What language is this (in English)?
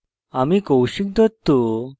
Bangla